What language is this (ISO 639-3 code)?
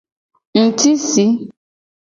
gej